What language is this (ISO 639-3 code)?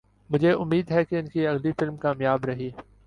urd